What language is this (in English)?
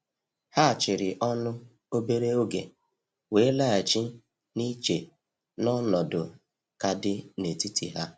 Igbo